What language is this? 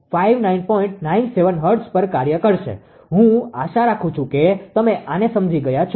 Gujarati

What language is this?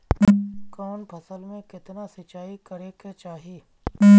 Bhojpuri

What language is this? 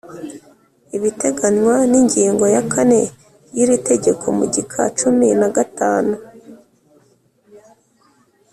Kinyarwanda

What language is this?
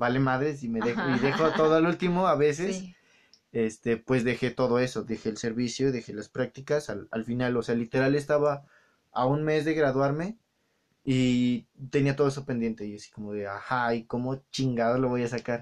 Spanish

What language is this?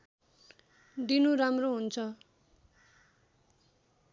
Nepali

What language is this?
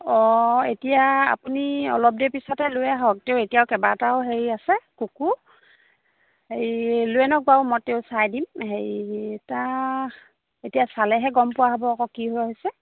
Assamese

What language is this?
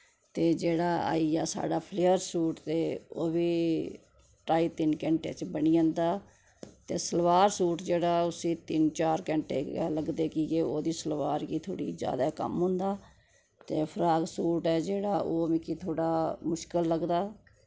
Dogri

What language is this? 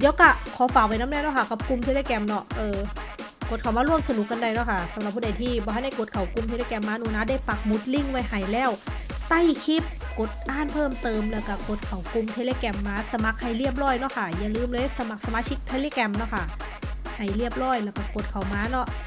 Thai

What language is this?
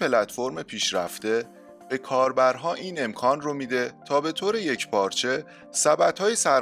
Persian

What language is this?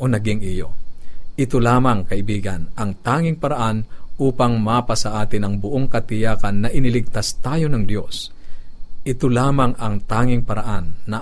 Filipino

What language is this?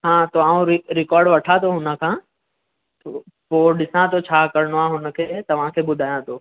Sindhi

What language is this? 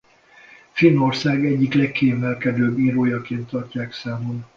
Hungarian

